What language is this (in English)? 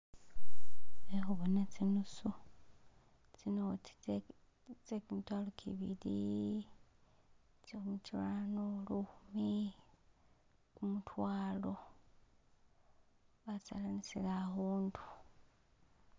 Masaaba